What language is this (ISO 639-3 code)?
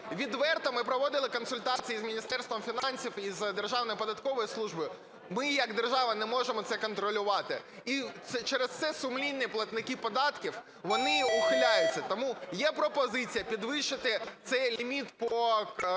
ukr